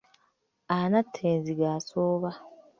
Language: Ganda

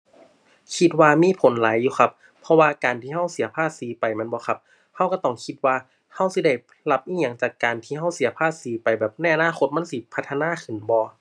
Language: Thai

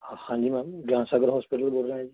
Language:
Punjabi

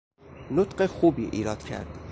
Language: Persian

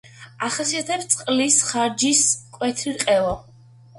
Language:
Georgian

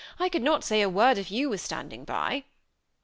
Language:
English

